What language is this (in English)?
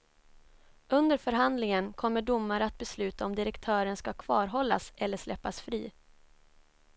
Swedish